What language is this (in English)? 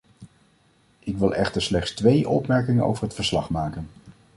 Dutch